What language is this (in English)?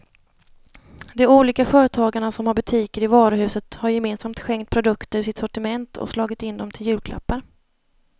Swedish